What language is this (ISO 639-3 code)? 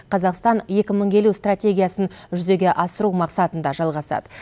kaz